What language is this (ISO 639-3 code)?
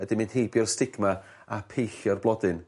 cym